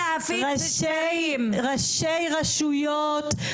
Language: Hebrew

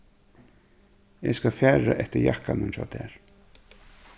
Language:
Faroese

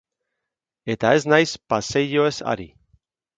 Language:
Basque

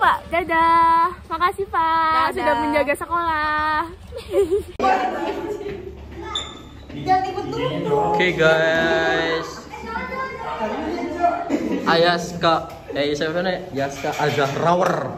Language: Indonesian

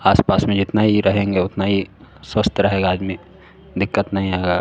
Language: Hindi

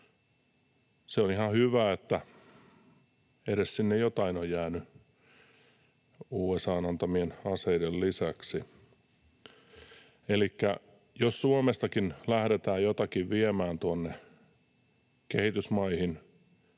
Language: Finnish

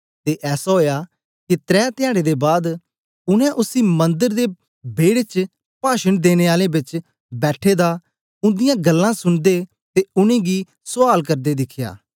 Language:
Dogri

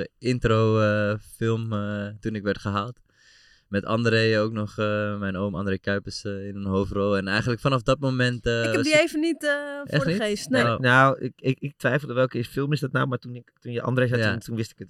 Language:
Dutch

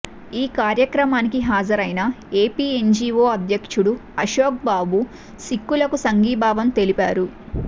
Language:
Telugu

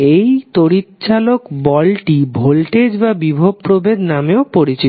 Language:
Bangla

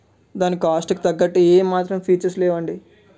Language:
Telugu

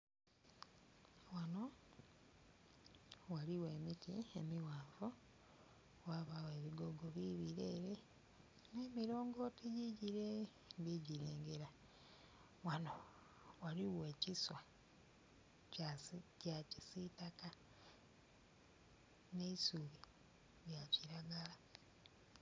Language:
Soga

